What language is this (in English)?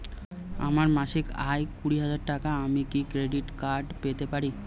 Bangla